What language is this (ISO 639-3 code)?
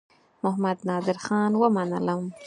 pus